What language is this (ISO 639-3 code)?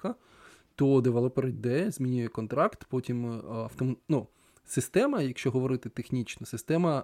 ukr